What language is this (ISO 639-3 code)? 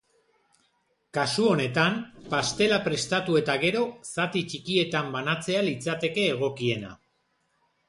eus